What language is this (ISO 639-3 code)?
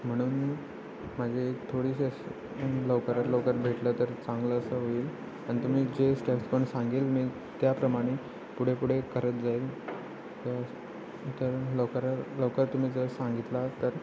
mar